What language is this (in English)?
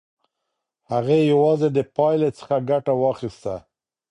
Pashto